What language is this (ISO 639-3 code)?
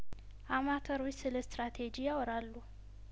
amh